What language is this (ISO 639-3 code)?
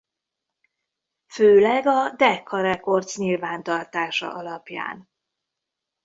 hun